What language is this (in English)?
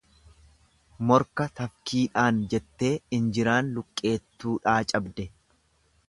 Oromo